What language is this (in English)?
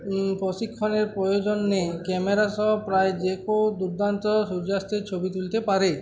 Bangla